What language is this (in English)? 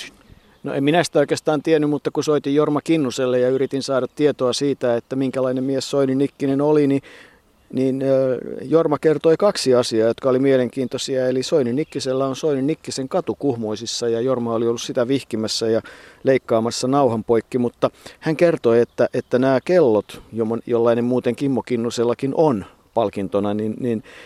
Finnish